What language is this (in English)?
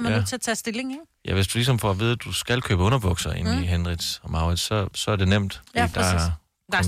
Danish